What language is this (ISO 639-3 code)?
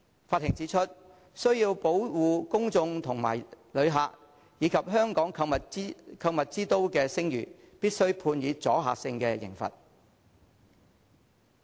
yue